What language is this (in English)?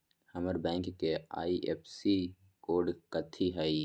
Magahi